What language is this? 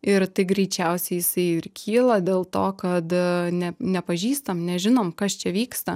Lithuanian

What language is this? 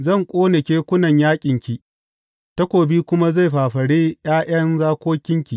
Hausa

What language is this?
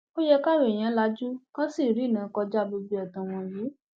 Yoruba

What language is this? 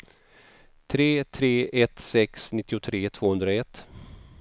Swedish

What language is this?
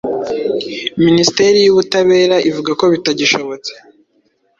Kinyarwanda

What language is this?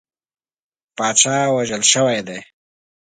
Pashto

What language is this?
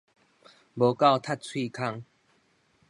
Min Nan Chinese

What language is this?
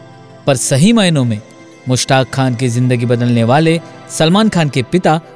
Hindi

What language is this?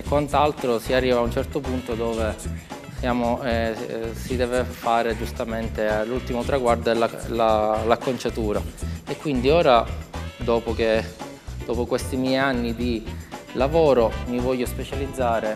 Italian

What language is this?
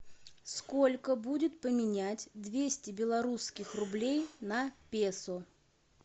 Russian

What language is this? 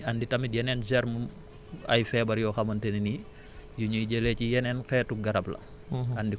Wolof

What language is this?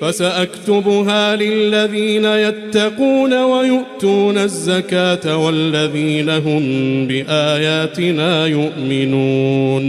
Arabic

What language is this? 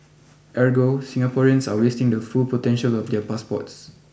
English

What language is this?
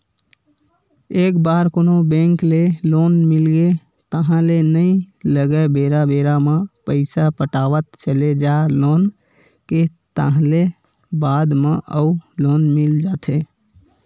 Chhattisgarhi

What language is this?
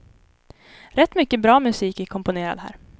Swedish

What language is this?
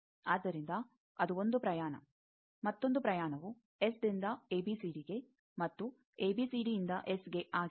Kannada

